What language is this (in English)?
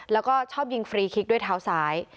Thai